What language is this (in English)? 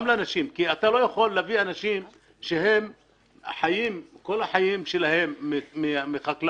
Hebrew